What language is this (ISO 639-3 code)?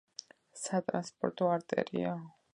kat